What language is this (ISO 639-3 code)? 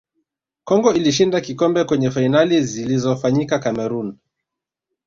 swa